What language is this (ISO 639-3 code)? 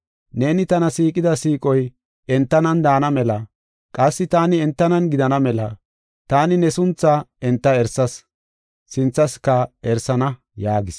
gof